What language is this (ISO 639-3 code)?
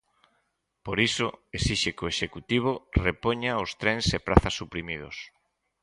glg